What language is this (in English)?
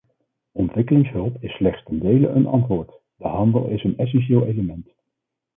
Dutch